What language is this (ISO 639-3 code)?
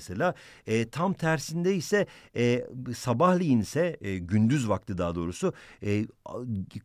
tur